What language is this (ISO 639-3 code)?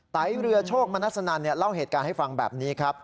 tha